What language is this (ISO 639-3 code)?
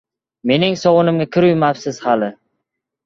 uzb